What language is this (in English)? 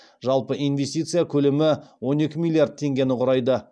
Kazakh